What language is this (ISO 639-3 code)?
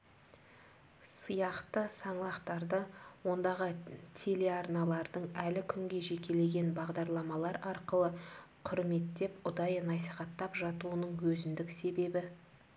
kaz